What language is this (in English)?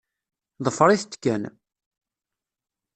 Kabyle